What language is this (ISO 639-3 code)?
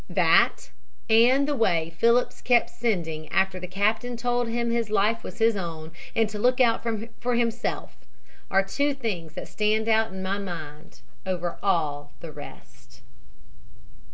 eng